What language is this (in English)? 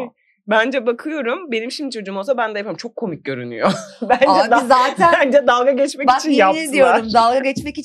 Turkish